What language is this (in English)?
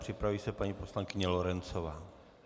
Czech